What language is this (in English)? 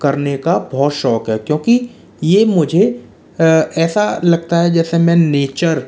Hindi